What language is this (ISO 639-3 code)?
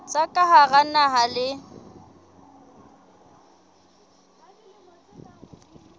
sot